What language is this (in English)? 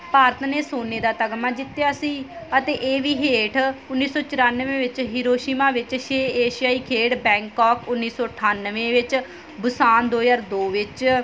Punjabi